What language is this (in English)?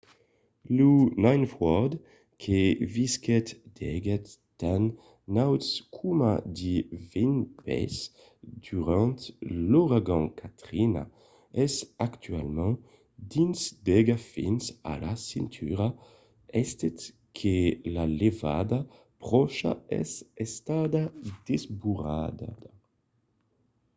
Occitan